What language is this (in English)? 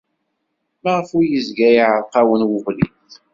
Kabyle